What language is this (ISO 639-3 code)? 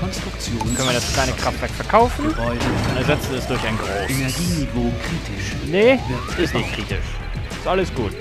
deu